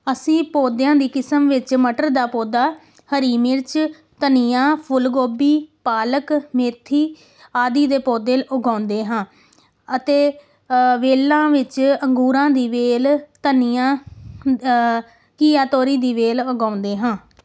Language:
Punjabi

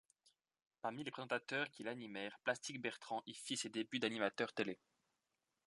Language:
French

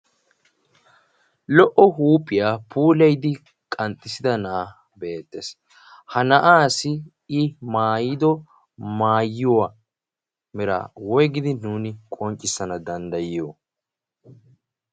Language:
Wolaytta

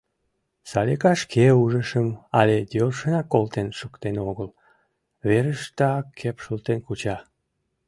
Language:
Mari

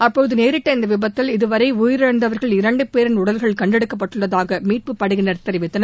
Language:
Tamil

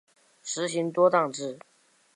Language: Chinese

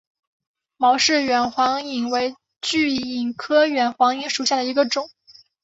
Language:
Chinese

